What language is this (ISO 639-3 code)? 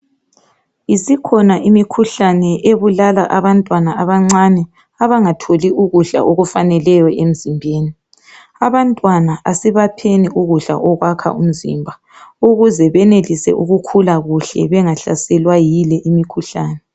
nde